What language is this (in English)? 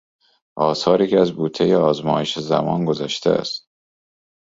Persian